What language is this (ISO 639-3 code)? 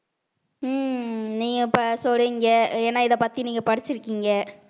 tam